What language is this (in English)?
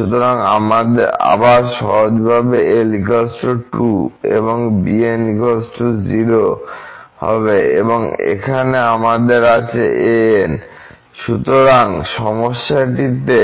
Bangla